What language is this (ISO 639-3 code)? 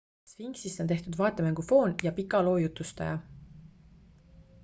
est